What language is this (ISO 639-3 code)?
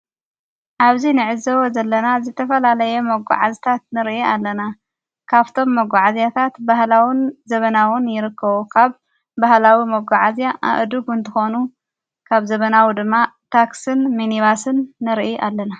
tir